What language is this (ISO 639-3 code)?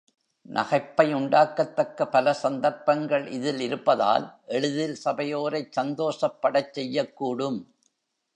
tam